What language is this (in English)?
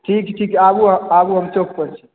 Maithili